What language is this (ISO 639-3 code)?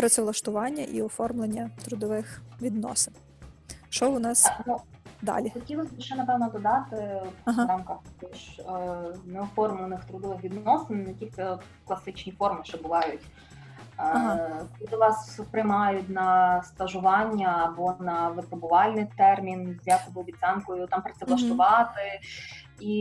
ukr